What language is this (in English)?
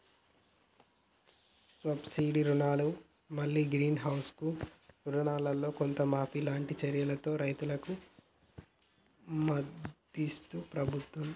Telugu